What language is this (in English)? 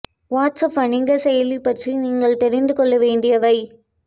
Tamil